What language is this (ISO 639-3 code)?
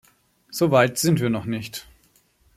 deu